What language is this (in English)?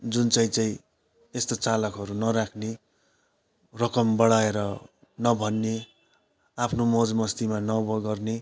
Nepali